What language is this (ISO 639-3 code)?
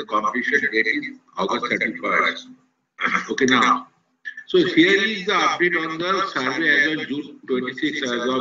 eng